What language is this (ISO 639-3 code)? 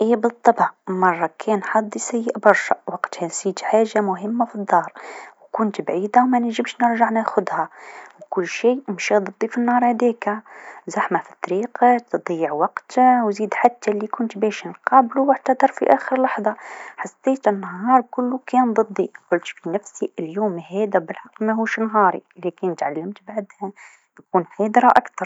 aeb